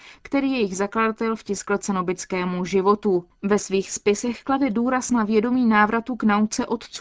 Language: Czech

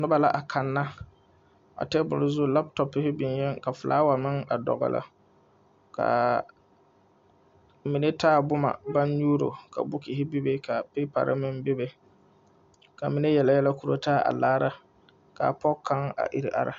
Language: Southern Dagaare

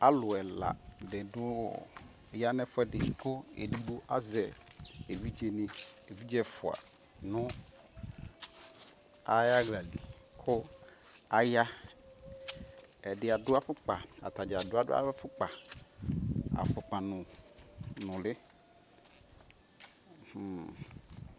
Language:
Ikposo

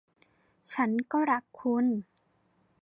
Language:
Thai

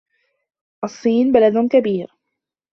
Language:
Arabic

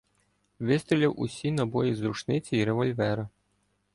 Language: Ukrainian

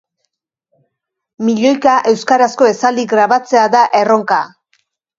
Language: Basque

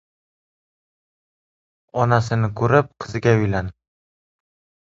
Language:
Uzbek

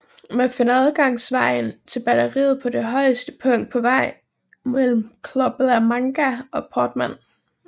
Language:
Danish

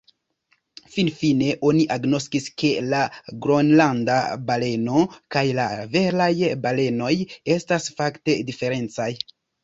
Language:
Esperanto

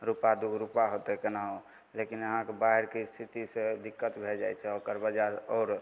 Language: Maithili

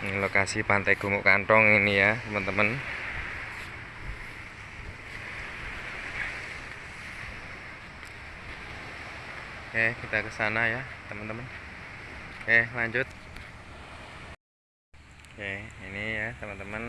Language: Indonesian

